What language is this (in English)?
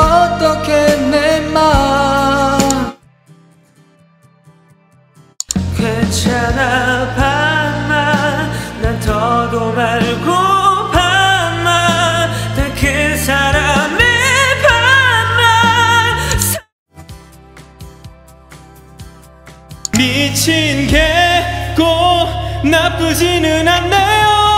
Korean